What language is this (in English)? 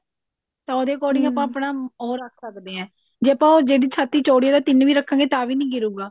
Punjabi